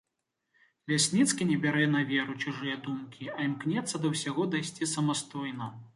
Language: Belarusian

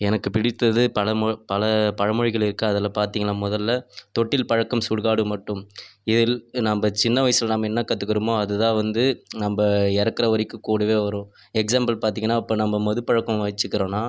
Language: Tamil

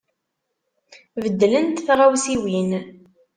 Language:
Kabyle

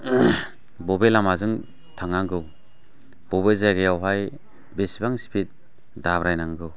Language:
Bodo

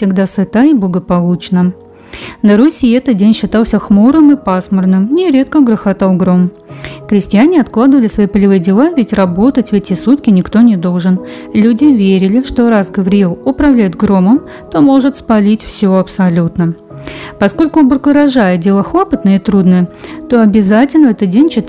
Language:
Russian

